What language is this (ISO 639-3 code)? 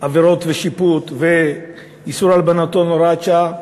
heb